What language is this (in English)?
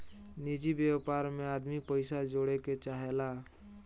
Bhojpuri